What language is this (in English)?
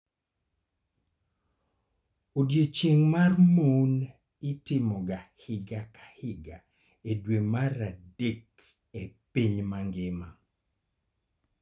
Luo (Kenya and Tanzania)